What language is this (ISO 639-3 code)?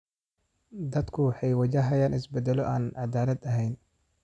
som